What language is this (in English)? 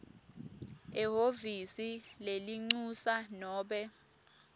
Swati